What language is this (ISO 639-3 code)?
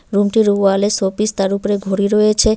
ben